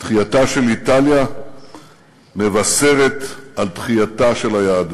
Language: Hebrew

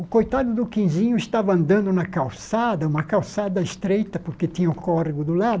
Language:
Portuguese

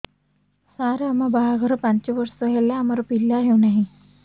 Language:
Odia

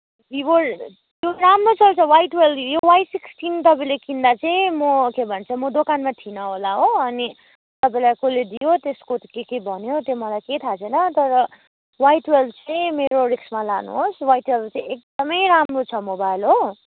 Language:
Nepali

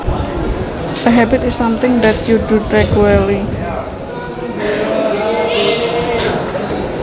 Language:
Javanese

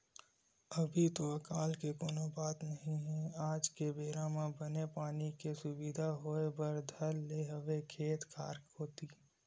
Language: Chhattisgarhi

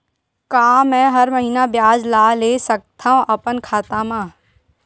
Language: Chhattisgarhi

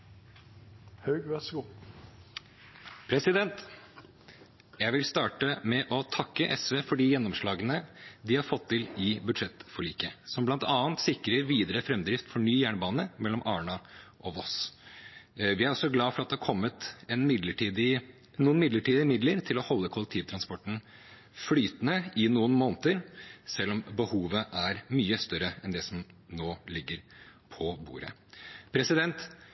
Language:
Norwegian Bokmål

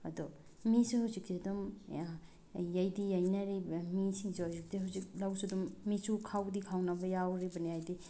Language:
Manipuri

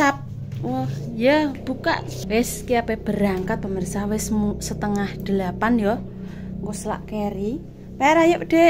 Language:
Indonesian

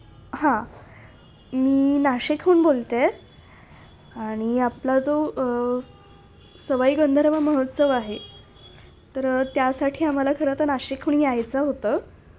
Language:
Marathi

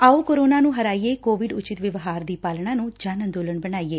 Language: Punjabi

